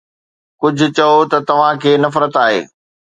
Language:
Sindhi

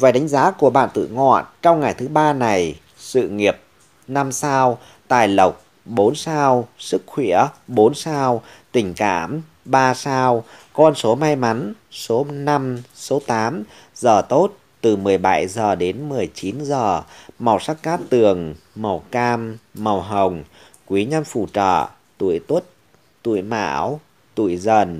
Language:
Vietnamese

